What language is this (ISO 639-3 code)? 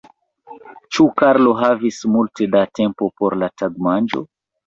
epo